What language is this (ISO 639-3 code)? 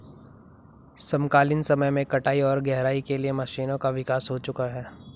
hin